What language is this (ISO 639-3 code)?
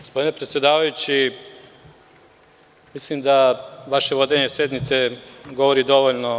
srp